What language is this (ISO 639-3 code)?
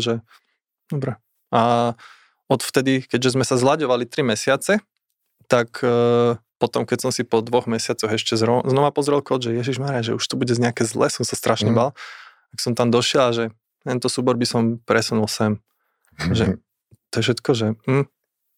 slk